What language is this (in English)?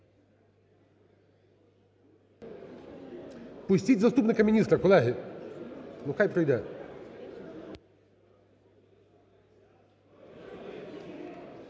Ukrainian